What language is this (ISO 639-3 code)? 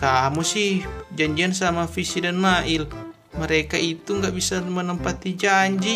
ind